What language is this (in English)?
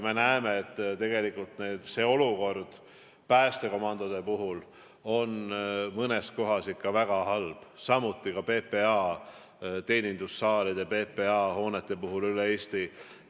Estonian